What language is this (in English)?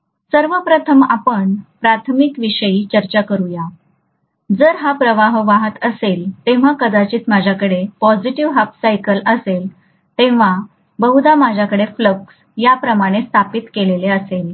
Marathi